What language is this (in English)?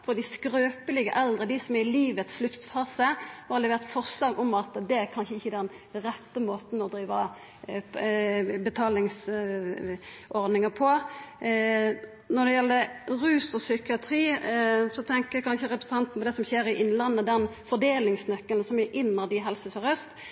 Norwegian Nynorsk